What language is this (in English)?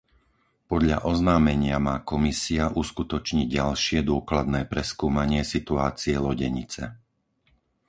Slovak